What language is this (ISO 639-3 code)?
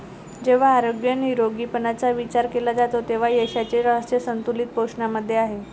mar